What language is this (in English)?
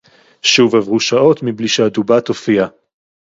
Hebrew